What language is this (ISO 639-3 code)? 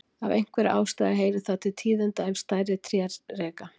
isl